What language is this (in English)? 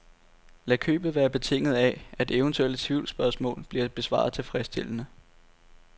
Danish